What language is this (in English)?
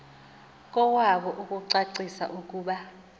Xhosa